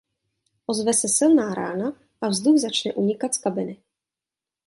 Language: Czech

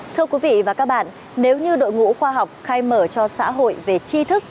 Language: Vietnamese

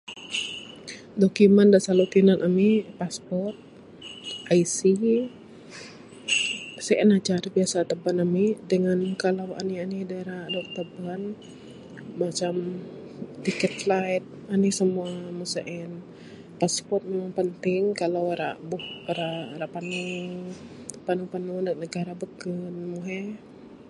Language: Bukar-Sadung Bidayuh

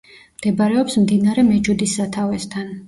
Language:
Georgian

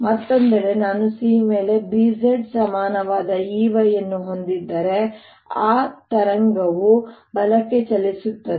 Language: Kannada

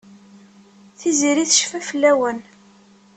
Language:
Kabyle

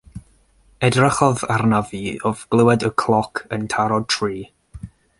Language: Welsh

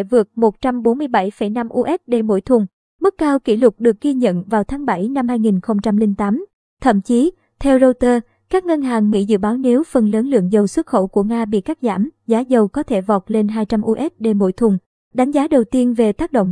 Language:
Vietnamese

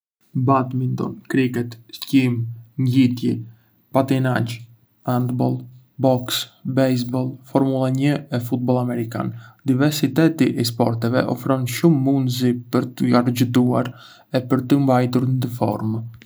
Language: Arbëreshë Albanian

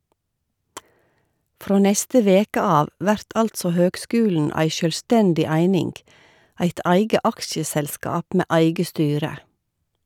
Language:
Norwegian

